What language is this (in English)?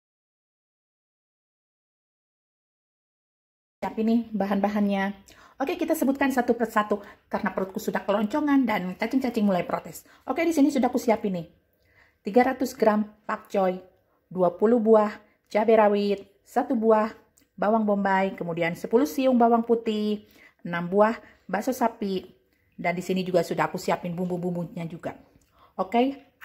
Indonesian